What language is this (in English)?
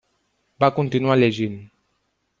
Catalan